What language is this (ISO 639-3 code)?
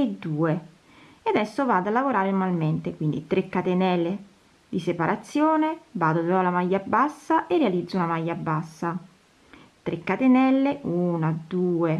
ita